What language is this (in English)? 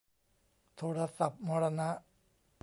Thai